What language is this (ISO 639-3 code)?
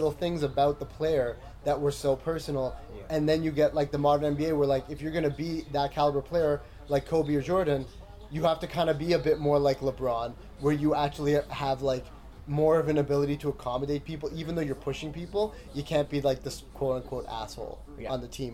eng